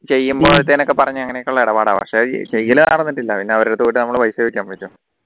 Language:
Malayalam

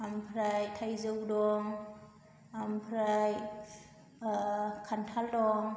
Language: Bodo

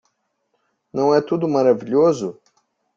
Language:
Portuguese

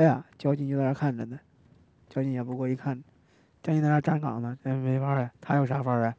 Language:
Chinese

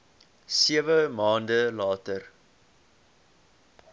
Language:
Afrikaans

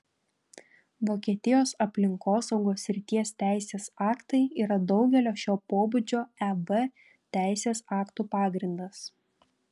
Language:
Lithuanian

